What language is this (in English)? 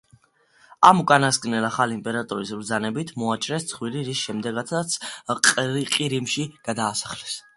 Georgian